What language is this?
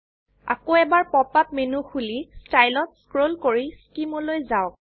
Assamese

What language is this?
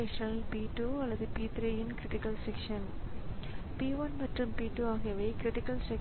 Tamil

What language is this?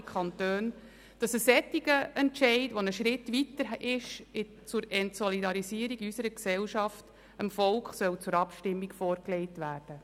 Swiss German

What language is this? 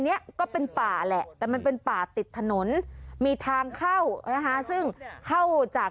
Thai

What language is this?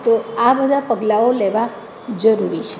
Gujarati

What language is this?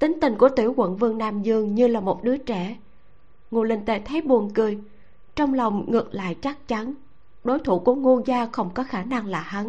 Vietnamese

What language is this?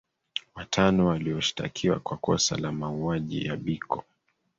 Swahili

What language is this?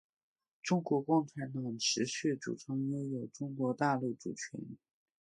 Chinese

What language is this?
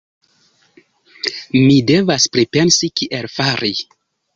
Esperanto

